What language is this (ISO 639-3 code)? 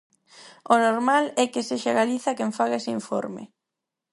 glg